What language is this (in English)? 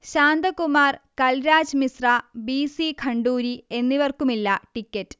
Malayalam